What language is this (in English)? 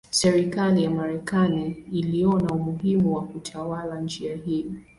Swahili